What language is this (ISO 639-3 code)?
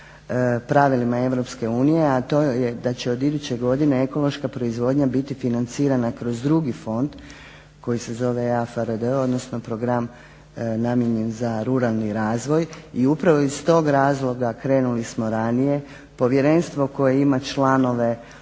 hrv